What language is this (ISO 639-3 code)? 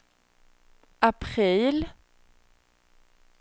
swe